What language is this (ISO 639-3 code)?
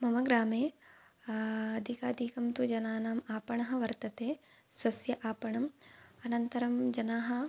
san